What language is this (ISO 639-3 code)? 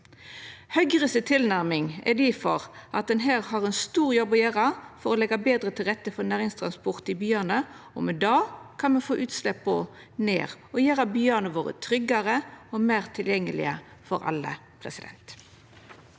nor